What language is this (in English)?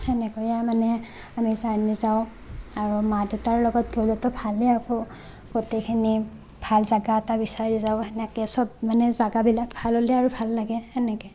Assamese